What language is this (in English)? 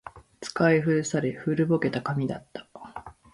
Japanese